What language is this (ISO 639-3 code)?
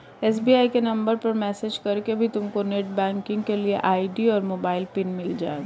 hin